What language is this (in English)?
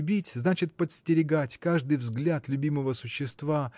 Russian